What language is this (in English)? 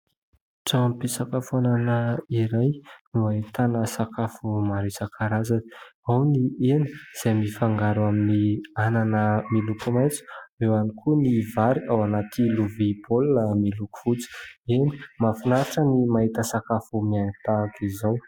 Malagasy